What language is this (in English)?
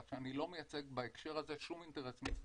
Hebrew